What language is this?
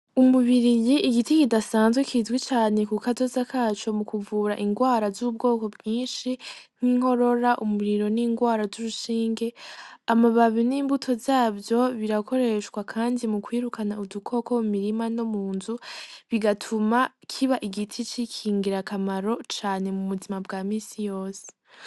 Rundi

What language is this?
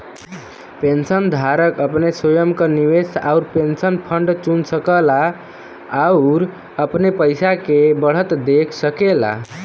Bhojpuri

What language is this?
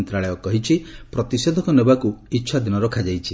Odia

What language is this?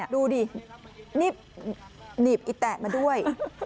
Thai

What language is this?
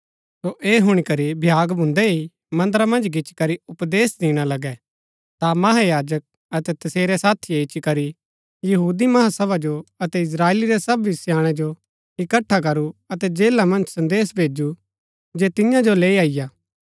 Gaddi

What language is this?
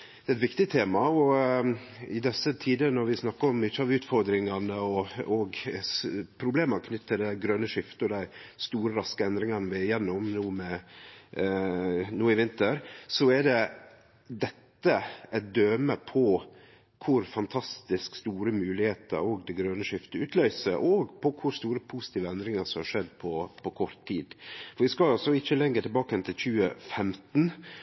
Norwegian Nynorsk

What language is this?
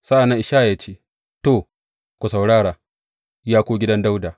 Hausa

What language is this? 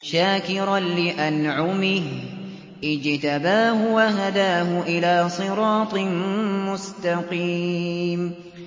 Arabic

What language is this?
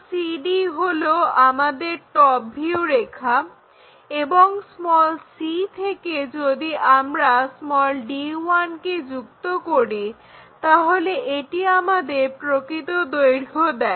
Bangla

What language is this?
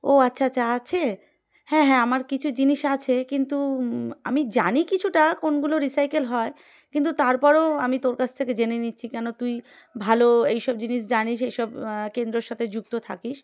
Bangla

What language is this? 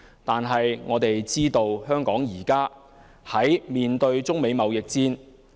Cantonese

